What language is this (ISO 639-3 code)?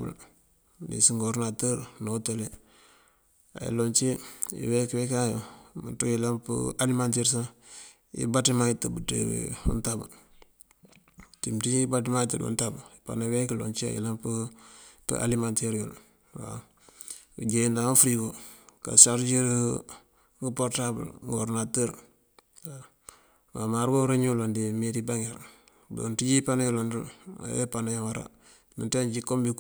mfv